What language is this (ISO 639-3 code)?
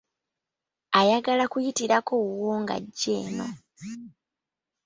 lug